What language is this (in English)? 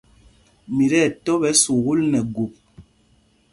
Mpumpong